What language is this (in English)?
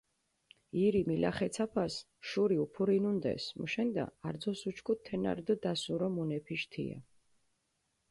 Mingrelian